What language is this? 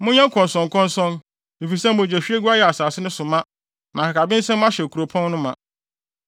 Akan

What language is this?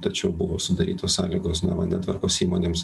Lithuanian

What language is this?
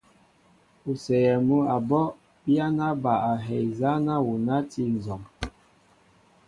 Mbo (Cameroon)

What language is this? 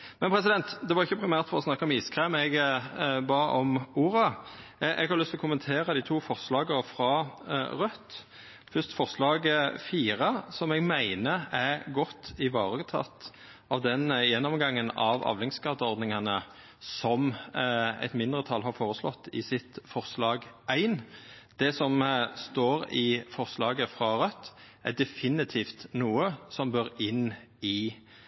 Norwegian Nynorsk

